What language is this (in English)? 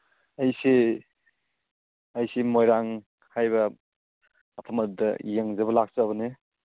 Manipuri